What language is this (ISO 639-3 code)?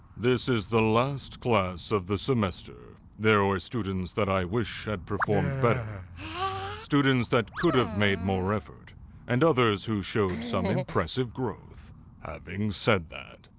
eng